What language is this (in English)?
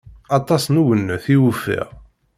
Kabyle